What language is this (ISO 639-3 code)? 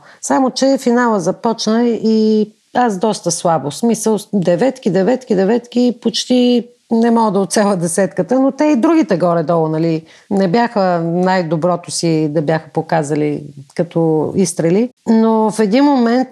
bul